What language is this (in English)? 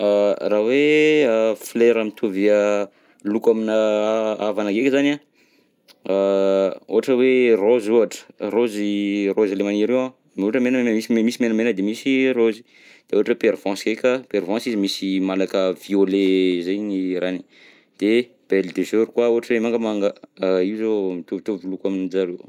Southern Betsimisaraka Malagasy